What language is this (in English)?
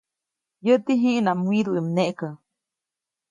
Copainalá Zoque